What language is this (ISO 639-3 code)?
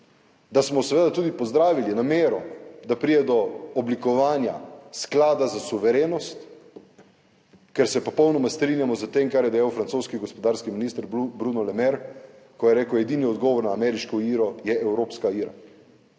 slv